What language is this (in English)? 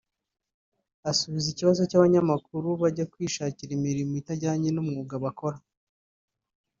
Kinyarwanda